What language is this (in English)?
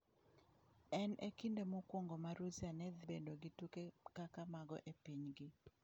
Luo (Kenya and Tanzania)